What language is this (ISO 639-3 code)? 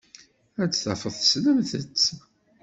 kab